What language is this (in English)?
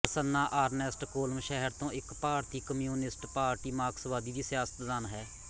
Punjabi